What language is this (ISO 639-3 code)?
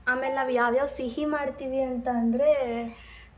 kan